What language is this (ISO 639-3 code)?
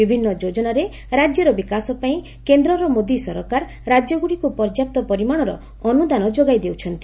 ori